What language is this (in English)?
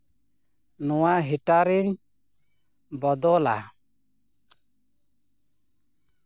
Santali